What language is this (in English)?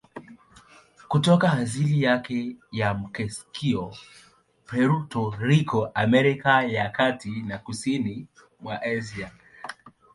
Swahili